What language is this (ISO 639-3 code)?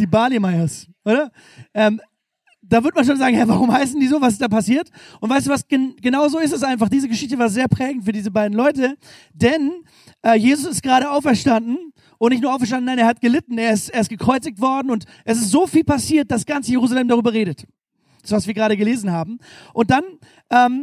deu